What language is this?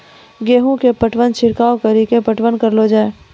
Maithili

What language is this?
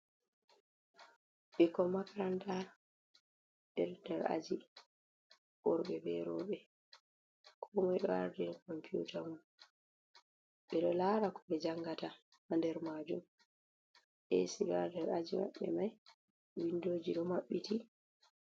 Fula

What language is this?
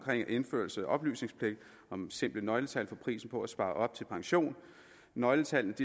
Danish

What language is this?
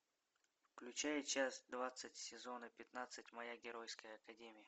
Russian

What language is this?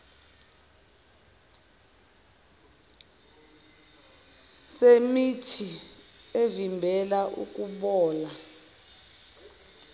Zulu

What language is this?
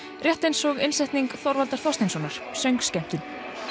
Icelandic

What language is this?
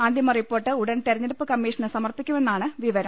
Malayalam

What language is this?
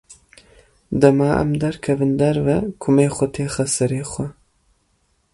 Kurdish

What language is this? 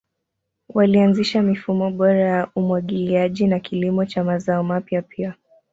Swahili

